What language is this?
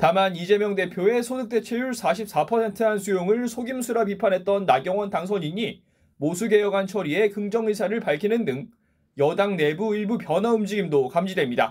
Korean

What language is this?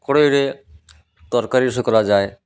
Odia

